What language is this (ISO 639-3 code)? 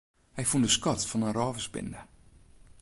fry